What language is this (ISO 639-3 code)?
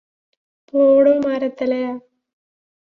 mal